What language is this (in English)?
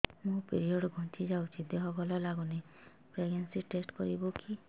Odia